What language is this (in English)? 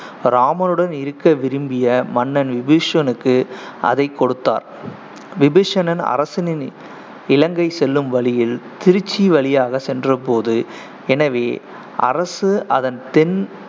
Tamil